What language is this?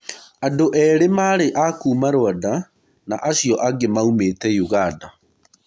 Kikuyu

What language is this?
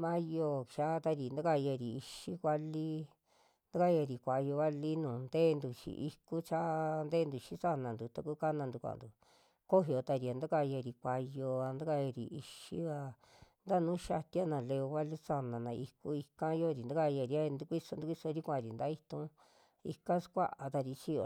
Western Juxtlahuaca Mixtec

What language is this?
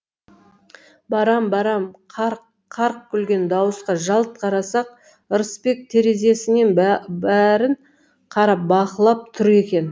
Kazakh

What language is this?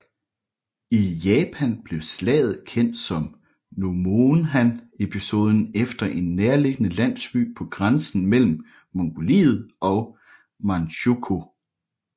Danish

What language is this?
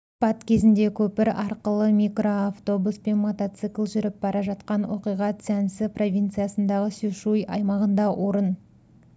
Kazakh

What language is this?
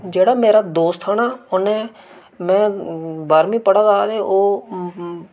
Dogri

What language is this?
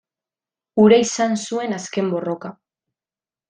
Basque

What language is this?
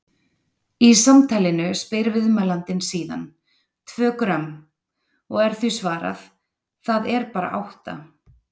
Icelandic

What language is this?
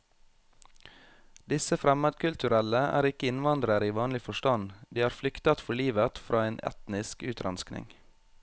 Norwegian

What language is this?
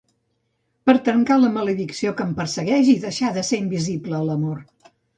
Catalan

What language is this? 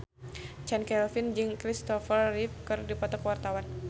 Sundanese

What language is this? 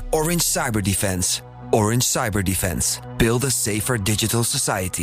Dutch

